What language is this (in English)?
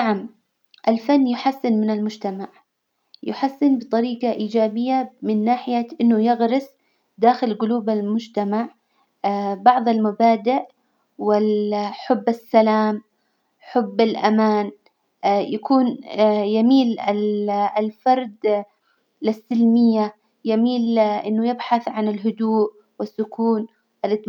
Hijazi Arabic